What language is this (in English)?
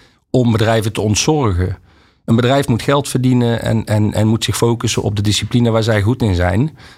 Dutch